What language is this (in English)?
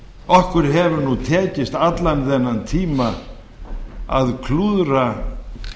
Icelandic